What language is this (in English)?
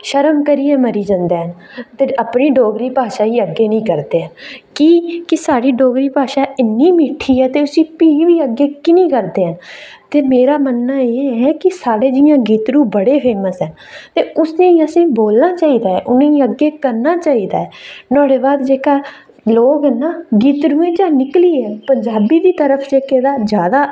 Dogri